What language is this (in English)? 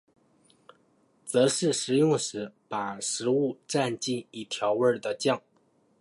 Chinese